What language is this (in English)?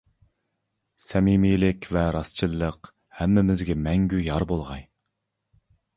Uyghur